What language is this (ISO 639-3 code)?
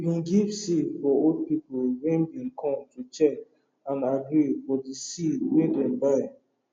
pcm